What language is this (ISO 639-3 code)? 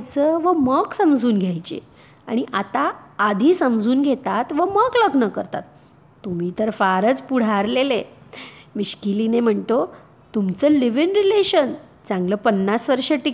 mar